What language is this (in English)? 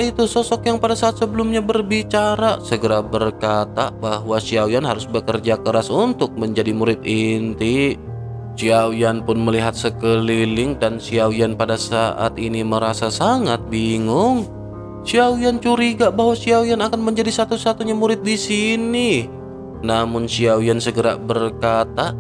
Indonesian